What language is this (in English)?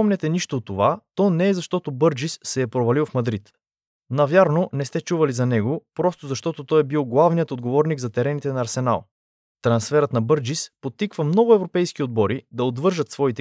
Bulgarian